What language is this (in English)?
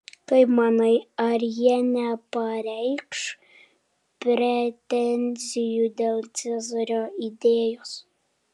Lithuanian